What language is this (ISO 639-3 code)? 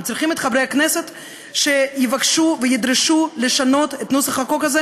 heb